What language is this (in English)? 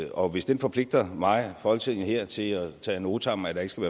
Danish